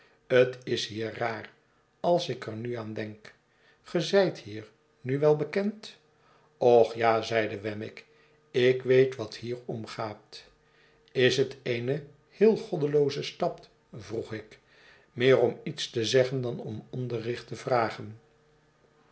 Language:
Dutch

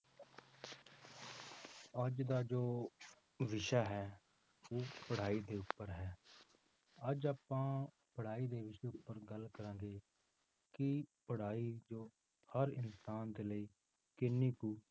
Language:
Punjabi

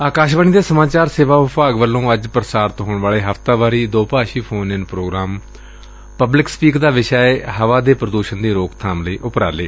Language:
Punjabi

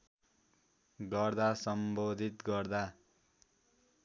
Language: Nepali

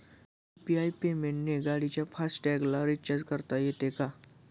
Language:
Marathi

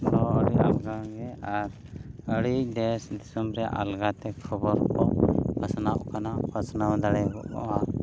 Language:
Santali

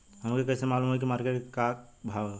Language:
Bhojpuri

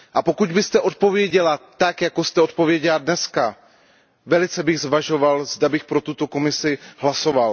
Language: Czech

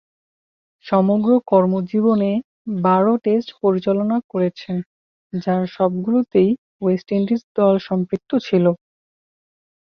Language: Bangla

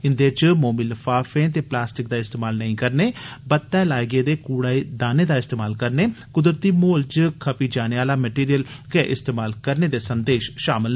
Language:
Dogri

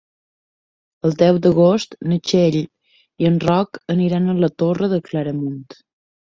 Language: Catalan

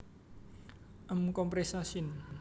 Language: Javanese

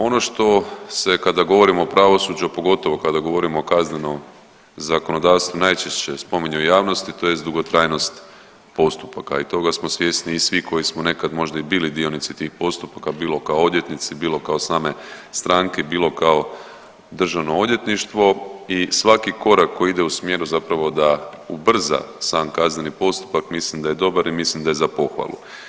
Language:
Croatian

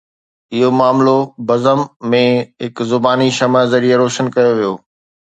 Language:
Sindhi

